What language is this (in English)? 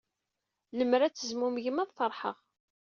Kabyle